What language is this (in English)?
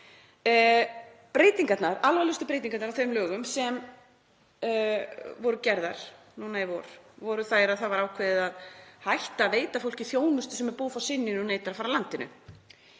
Icelandic